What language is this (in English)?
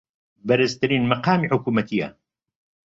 Central Kurdish